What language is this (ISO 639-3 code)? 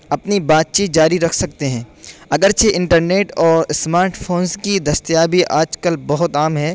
urd